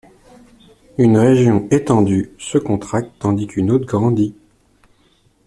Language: French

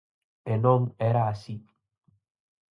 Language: Galician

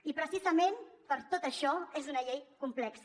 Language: Catalan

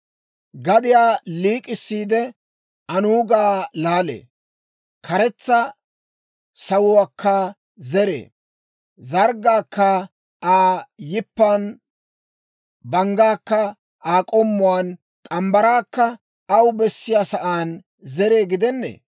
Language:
Dawro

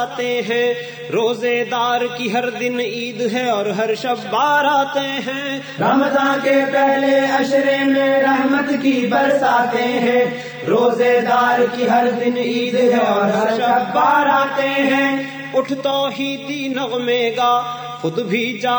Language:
Urdu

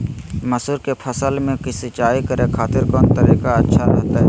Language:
Magahi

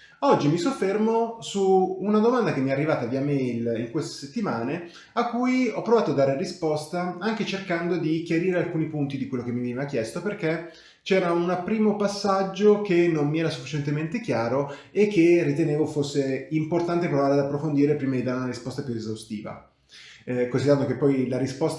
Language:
Italian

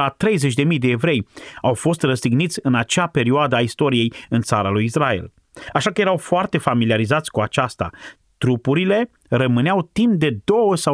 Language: Romanian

